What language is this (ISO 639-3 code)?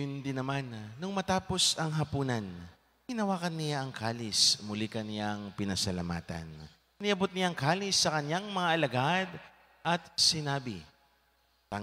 fil